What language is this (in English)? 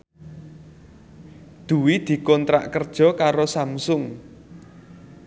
Javanese